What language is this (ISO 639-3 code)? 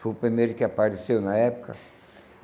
por